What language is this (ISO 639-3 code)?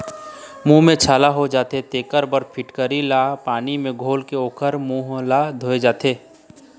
hne